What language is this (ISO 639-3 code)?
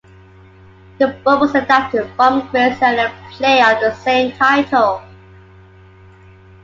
eng